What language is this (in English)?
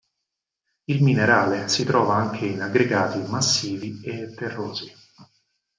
Italian